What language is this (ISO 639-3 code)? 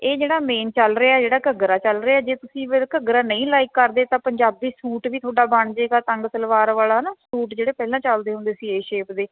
pan